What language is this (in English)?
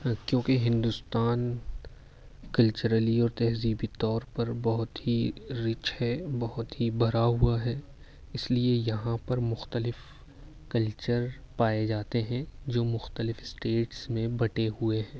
Urdu